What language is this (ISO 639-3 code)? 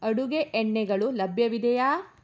kan